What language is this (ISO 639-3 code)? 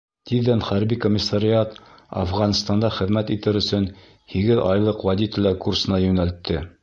bak